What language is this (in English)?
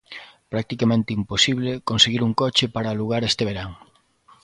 Galician